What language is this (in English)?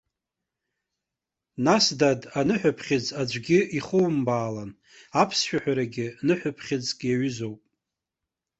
Abkhazian